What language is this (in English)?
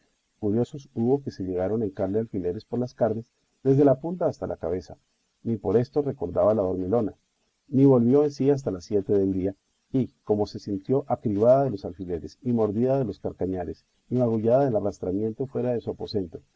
Spanish